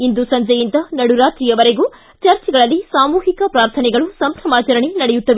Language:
Kannada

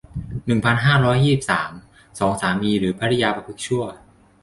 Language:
Thai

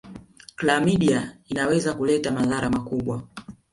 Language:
Swahili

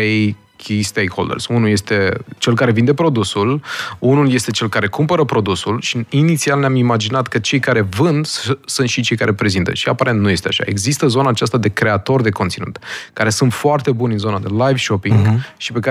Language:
Romanian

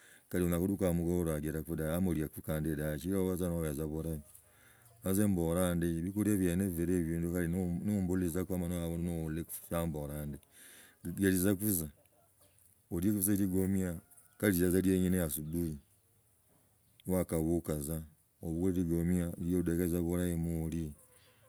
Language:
Logooli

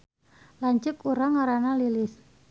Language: Sundanese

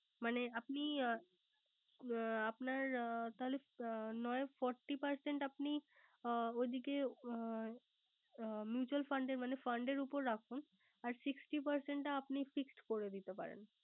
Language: Bangla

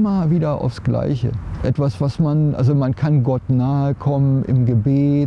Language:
German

